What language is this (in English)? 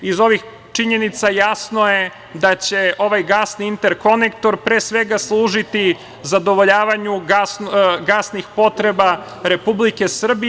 Serbian